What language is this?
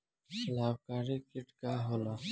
Bhojpuri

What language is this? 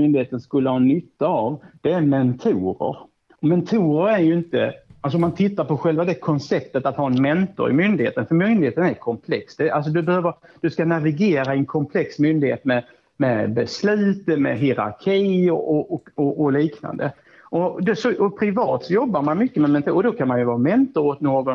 Swedish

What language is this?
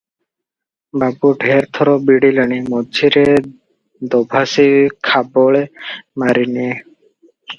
Odia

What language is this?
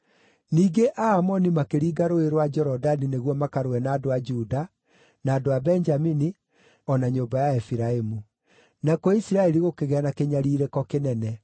Kikuyu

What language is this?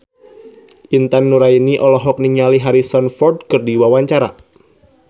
Sundanese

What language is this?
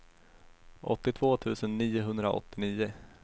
Swedish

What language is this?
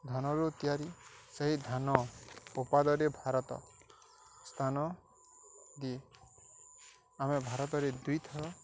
Odia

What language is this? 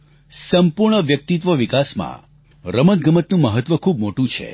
Gujarati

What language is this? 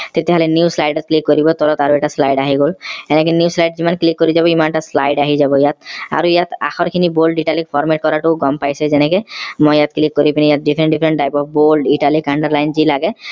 Assamese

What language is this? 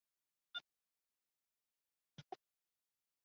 Chinese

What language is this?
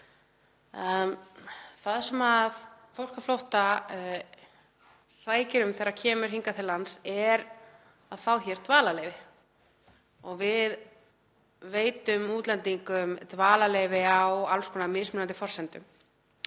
Icelandic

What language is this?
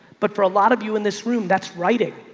English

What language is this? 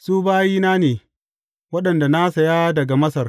Hausa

